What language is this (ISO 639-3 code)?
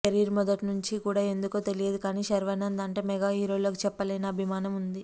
tel